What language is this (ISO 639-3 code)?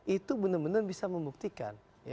ind